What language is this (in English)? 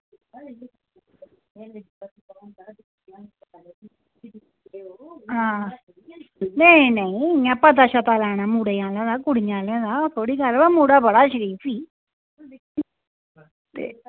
Dogri